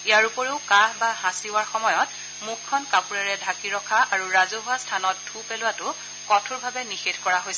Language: Assamese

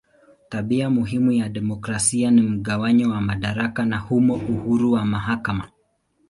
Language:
Swahili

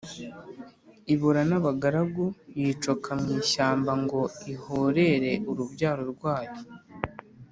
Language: Kinyarwanda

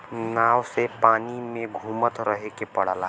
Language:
Bhojpuri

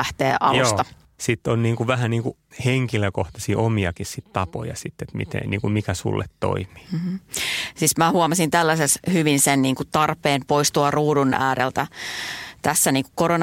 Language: Finnish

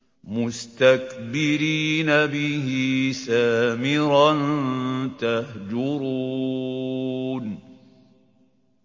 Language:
Arabic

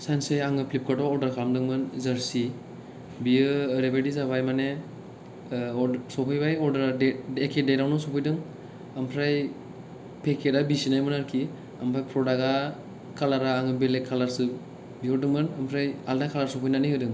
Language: Bodo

